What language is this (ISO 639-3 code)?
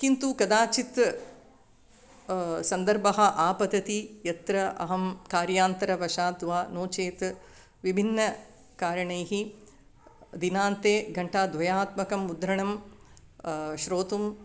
san